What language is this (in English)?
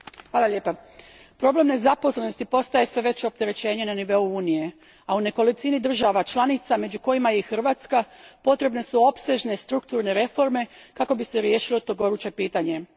Croatian